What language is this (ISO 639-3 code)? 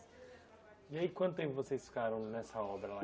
por